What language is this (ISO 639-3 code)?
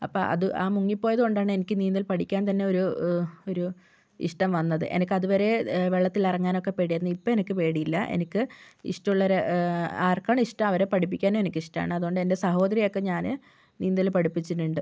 mal